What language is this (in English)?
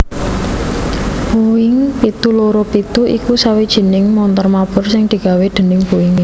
Javanese